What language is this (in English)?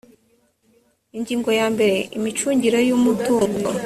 Kinyarwanda